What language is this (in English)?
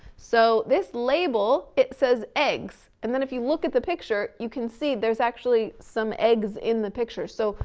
English